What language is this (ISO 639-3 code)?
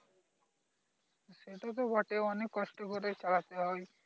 ben